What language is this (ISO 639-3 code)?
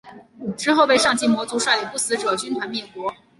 zho